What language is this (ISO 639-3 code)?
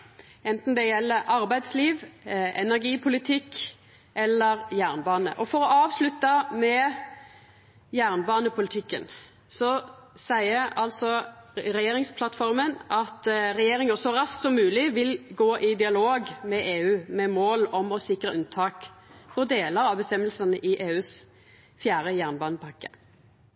nno